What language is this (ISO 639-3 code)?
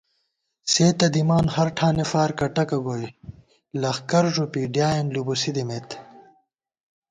gwt